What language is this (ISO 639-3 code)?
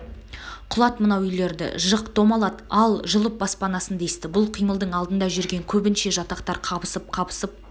kaz